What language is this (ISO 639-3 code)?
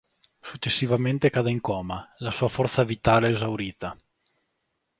ita